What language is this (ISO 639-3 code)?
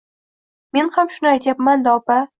uzb